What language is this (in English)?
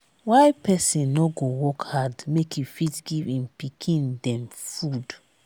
Nigerian Pidgin